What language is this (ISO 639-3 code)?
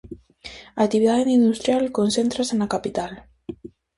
glg